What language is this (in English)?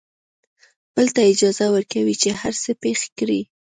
Pashto